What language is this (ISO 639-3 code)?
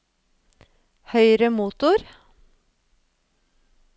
nor